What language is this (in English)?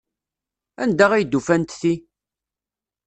Kabyle